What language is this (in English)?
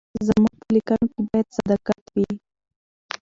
Pashto